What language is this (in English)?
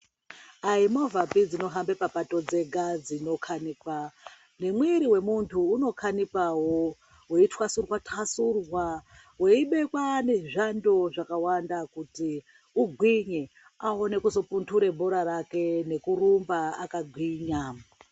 Ndau